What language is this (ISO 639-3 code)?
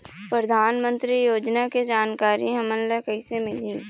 hne